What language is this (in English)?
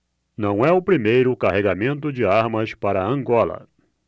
Portuguese